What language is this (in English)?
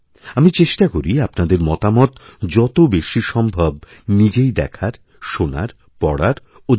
Bangla